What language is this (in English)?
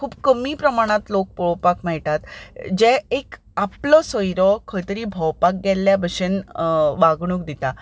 Konkani